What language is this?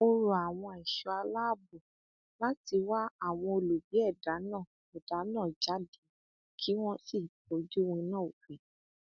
Yoruba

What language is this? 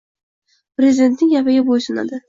Uzbek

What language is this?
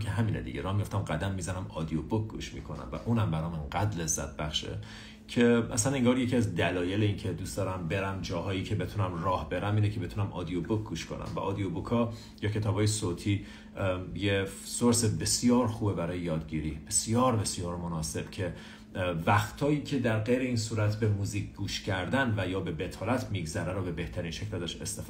Persian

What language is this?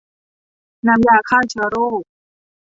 Thai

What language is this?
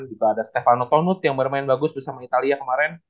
Indonesian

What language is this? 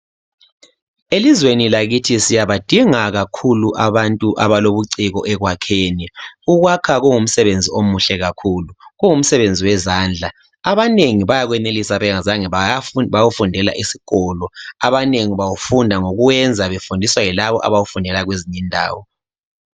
North Ndebele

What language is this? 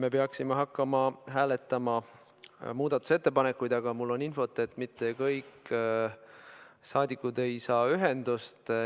Estonian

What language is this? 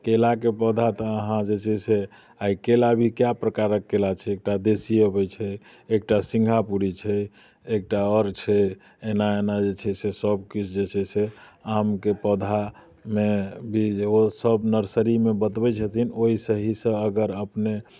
Maithili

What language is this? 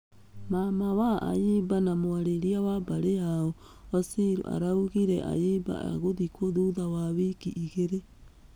Kikuyu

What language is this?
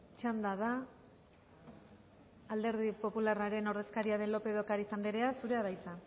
Basque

